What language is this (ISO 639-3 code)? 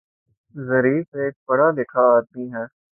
urd